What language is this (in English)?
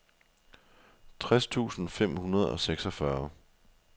Danish